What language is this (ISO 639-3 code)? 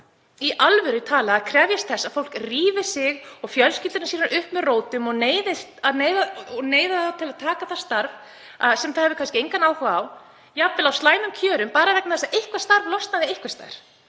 isl